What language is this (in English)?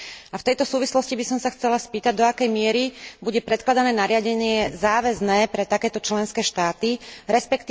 Slovak